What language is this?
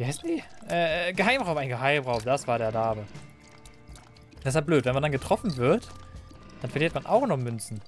German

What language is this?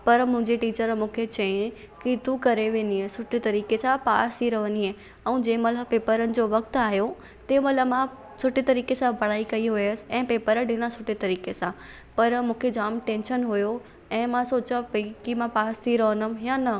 Sindhi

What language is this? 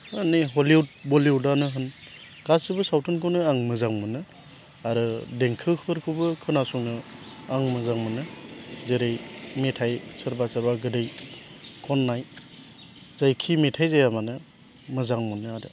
Bodo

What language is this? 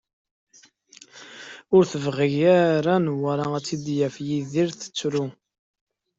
Kabyle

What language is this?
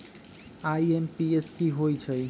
Magahi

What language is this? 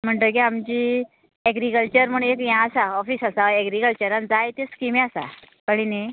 Konkani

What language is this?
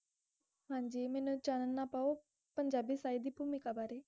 Punjabi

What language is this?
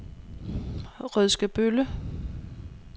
Danish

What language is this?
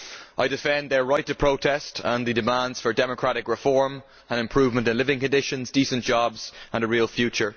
English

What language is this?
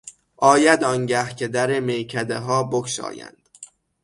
Persian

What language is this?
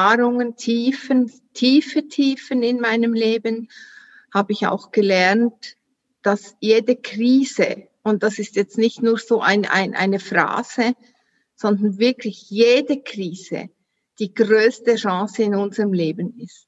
German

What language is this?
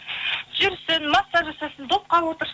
Kazakh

